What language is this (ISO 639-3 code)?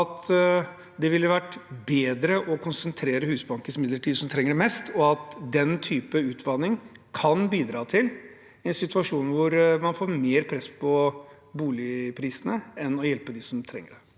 nor